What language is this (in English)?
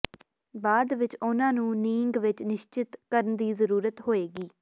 Punjabi